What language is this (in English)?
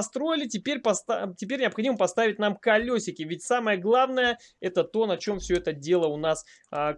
Russian